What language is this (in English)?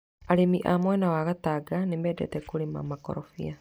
Kikuyu